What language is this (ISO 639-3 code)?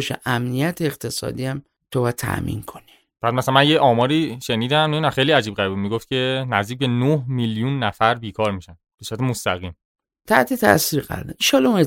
fas